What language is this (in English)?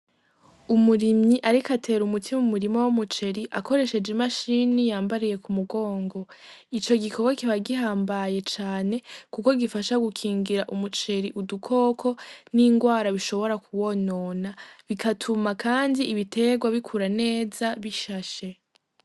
Rundi